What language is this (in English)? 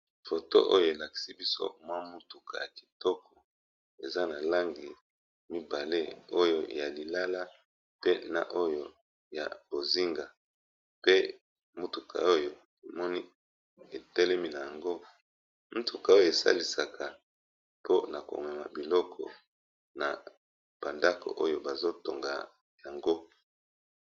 Lingala